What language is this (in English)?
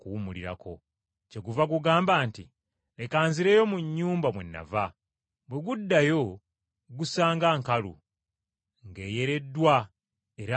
Ganda